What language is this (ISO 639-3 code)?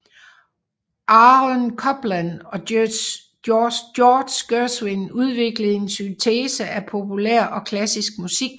dan